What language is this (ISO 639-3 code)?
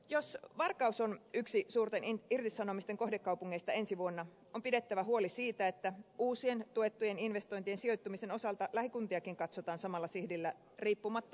fin